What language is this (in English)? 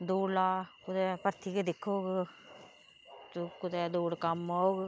Dogri